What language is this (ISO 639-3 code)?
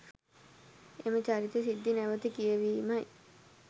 sin